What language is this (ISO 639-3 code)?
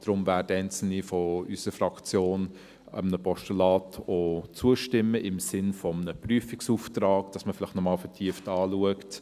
gsw